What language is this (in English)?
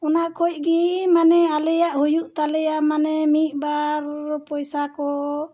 Santali